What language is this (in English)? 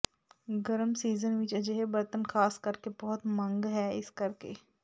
Punjabi